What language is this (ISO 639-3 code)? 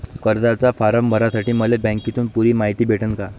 mar